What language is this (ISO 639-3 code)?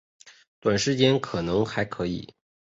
zho